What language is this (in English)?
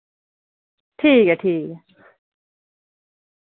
Dogri